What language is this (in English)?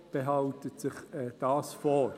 Swiss German